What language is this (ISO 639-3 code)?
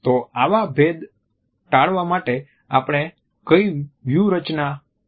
guj